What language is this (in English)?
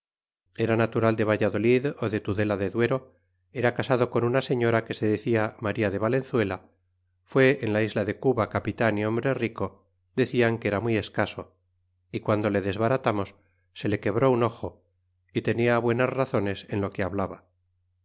Spanish